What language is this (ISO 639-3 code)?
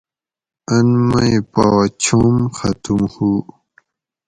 gwc